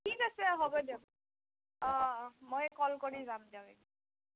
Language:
Assamese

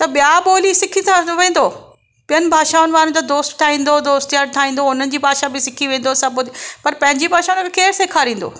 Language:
Sindhi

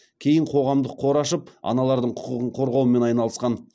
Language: Kazakh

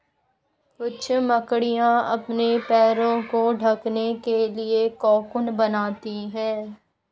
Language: Hindi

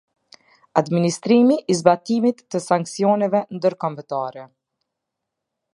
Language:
Albanian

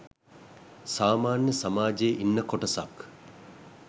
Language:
Sinhala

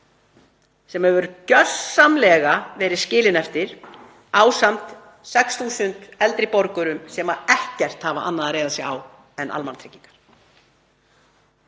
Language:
Icelandic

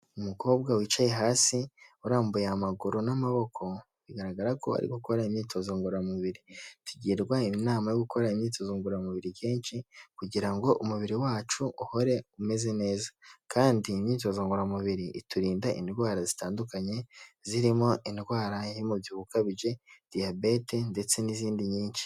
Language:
Kinyarwanda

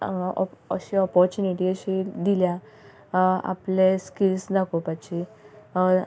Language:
Konkani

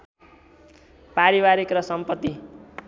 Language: Nepali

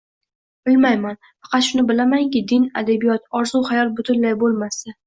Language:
Uzbek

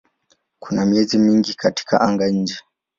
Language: Swahili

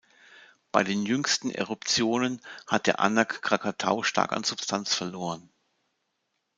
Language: German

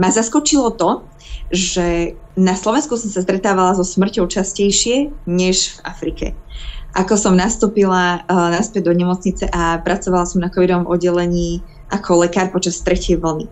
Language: Slovak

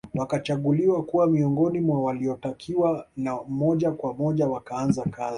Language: Swahili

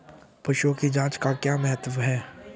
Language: Hindi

